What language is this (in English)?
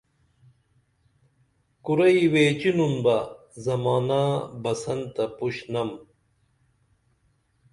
Dameli